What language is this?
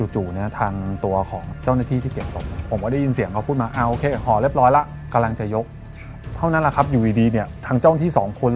Thai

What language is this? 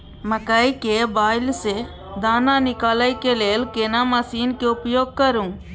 Maithili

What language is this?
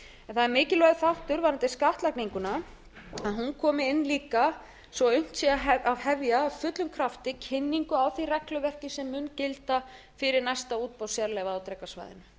Icelandic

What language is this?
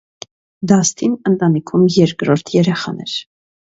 Armenian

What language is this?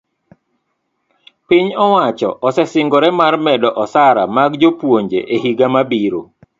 Luo (Kenya and Tanzania)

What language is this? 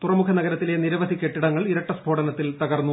Malayalam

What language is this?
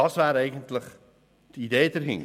Swiss German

